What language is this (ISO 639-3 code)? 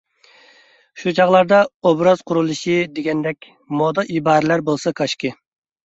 uig